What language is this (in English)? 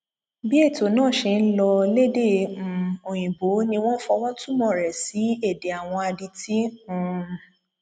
Yoruba